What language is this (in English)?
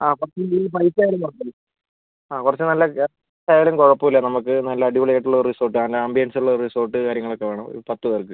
Malayalam